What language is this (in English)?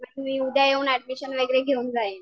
Marathi